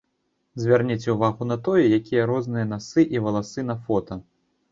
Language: Belarusian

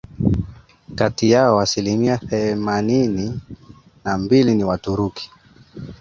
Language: Swahili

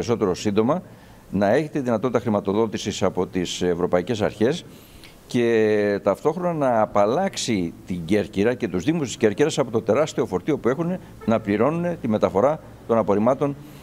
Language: Greek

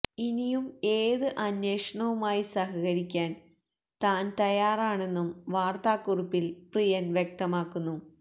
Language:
Malayalam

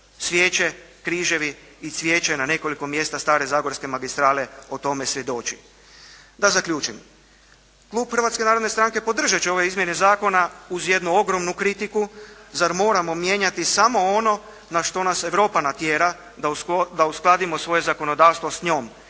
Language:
Croatian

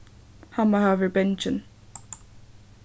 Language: Faroese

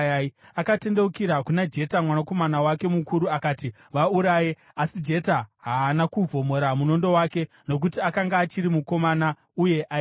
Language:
Shona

